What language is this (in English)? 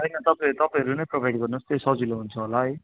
Nepali